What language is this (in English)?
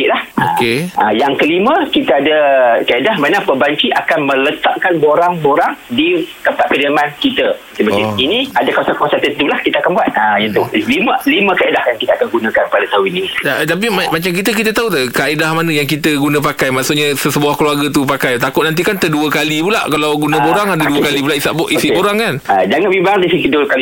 Malay